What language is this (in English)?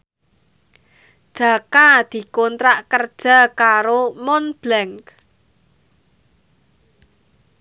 Javanese